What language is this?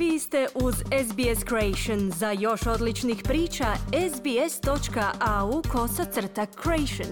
Croatian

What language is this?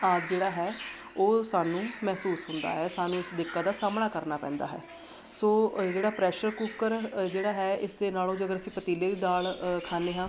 Punjabi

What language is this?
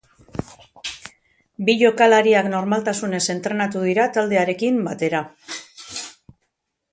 Basque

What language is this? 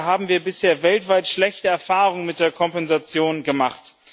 German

